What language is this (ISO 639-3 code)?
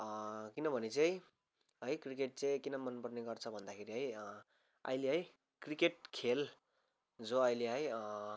nep